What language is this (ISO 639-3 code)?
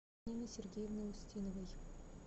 rus